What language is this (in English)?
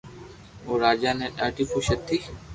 Loarki